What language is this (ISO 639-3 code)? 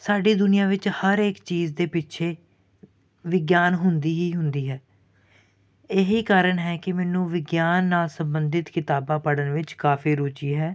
pan